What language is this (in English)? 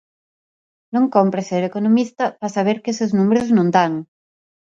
Galician